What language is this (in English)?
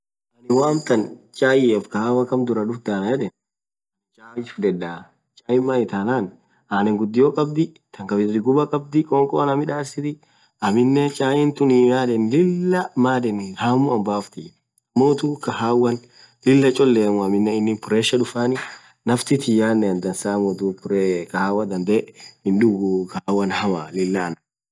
Orma